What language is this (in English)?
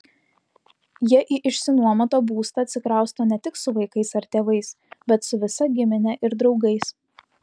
Lithuanian